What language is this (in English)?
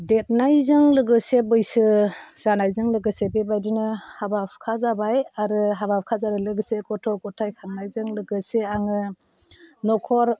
Bodo